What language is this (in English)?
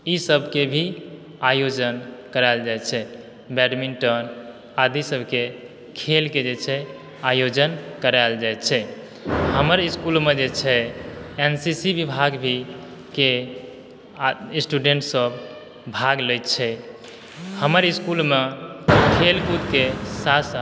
Maithili